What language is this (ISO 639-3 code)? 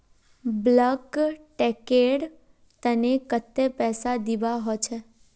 mag